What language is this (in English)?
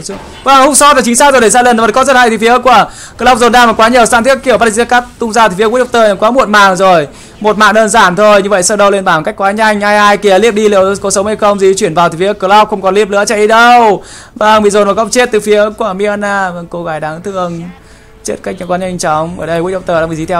Vietnamese